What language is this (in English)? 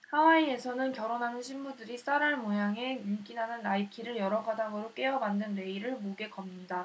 Korean